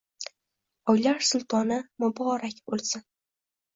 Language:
Uzbek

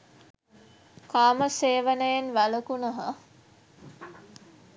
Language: Sinhala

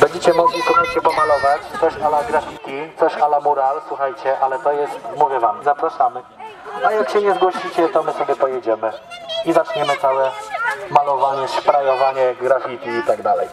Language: Polish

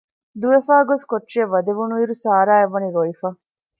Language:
Divehi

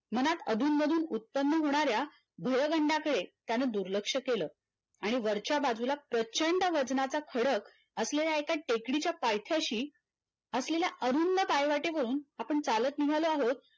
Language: Marathi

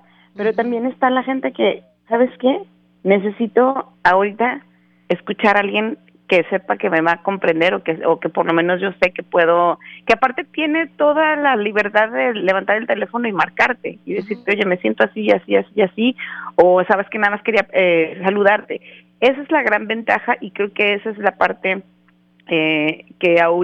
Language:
Spanish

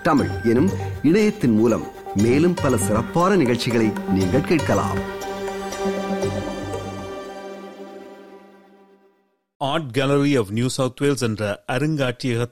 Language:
Tamil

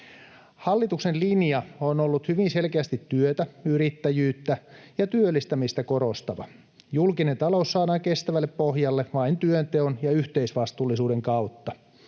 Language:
Finnish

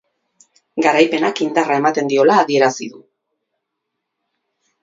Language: Basque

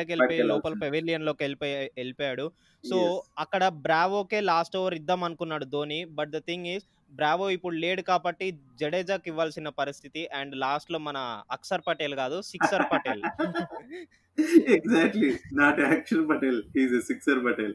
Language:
Telugu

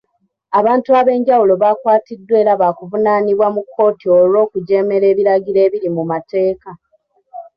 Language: Ganda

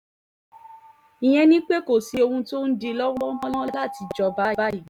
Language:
Yoruba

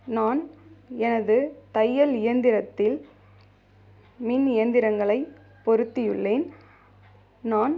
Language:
Tamil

